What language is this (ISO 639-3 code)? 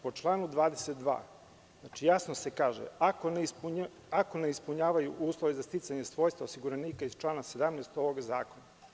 srp